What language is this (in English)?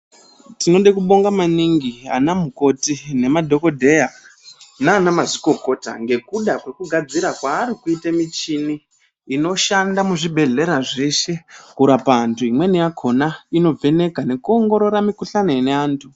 Ndau